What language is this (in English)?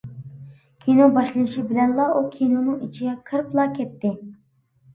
Uyghur